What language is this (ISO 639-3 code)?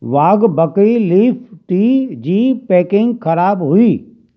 snd